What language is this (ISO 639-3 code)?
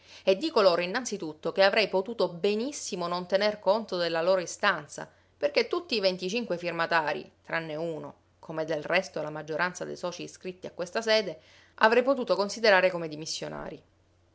ita